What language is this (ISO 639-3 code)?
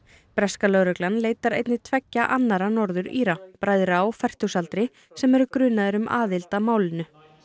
isl